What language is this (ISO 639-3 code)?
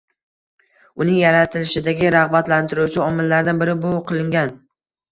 uzb